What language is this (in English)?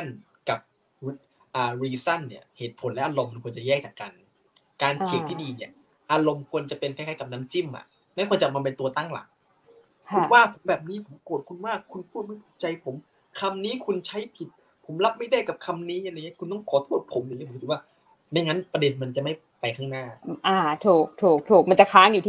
Thai